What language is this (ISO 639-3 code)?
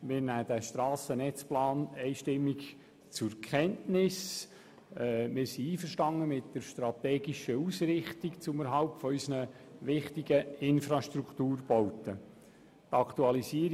gsw